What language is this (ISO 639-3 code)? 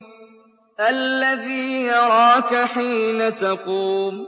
ara